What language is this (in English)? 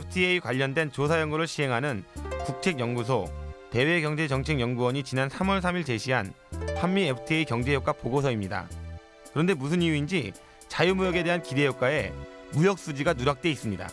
Korean